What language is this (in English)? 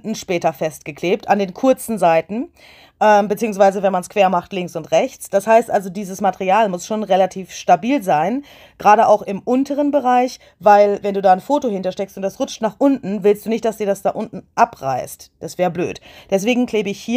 German